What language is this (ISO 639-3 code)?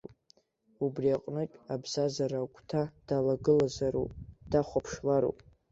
abk